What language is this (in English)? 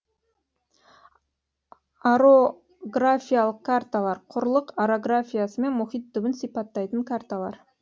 Kazakh